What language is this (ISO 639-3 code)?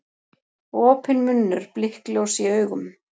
isl